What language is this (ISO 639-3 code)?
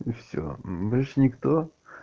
rus